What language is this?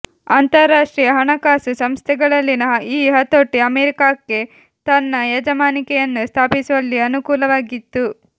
Kannada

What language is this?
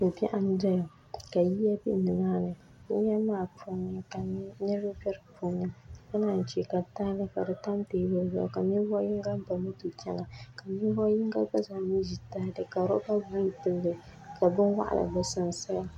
Dagbani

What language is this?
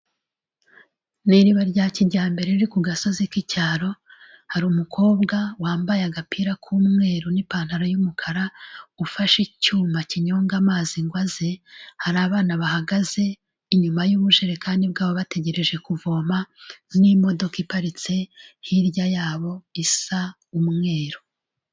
Kinyarwanda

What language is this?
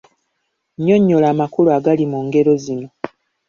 Ganda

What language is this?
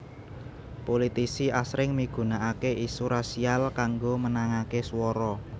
Javanese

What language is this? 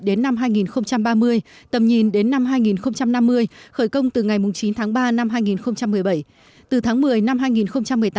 Vietnamese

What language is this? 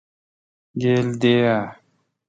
Kalkoti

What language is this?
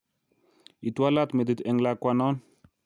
Kalenjin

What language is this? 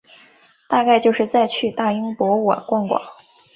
Chinese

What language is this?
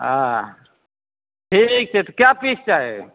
Maithili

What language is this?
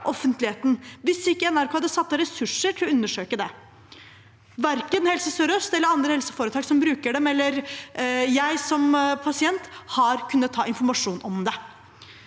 Norwegian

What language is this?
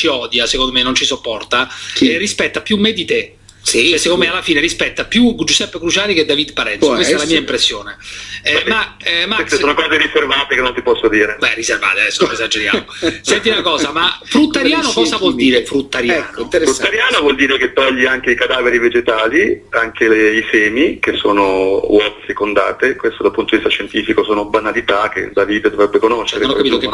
Italian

